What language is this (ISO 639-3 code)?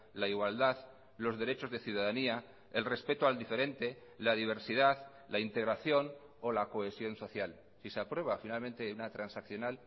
spa